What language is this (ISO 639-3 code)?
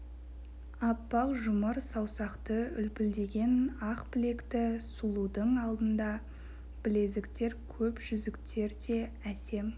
kaz